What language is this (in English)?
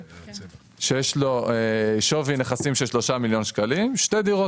Hebrew